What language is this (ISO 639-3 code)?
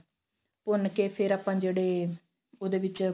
pan